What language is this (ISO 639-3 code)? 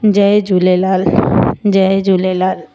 snd